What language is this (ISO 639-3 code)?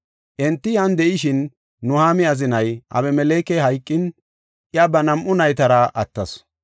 gof